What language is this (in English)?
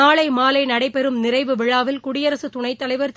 Tamil